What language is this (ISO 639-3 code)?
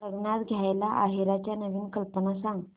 mar